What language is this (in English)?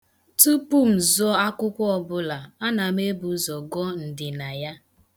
Igbo